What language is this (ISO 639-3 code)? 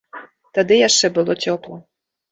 bel